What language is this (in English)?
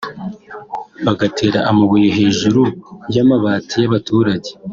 Kinyarwanda